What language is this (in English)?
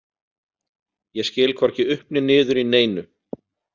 Icelandic